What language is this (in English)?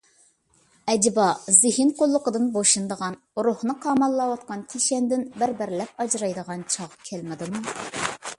Uyghur